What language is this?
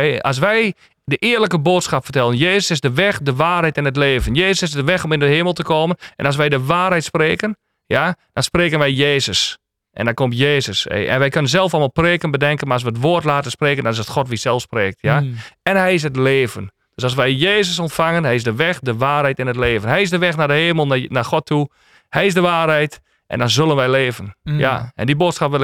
Dutch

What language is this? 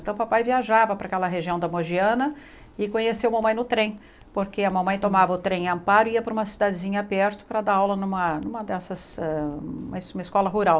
Portuguese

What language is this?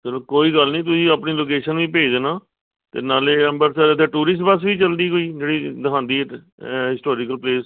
Punjabi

